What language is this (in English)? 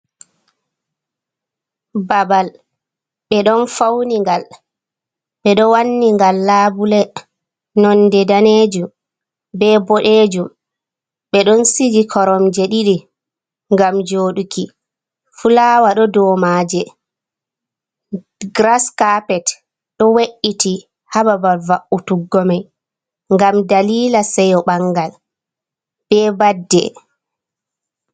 Fula